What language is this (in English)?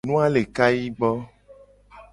Gen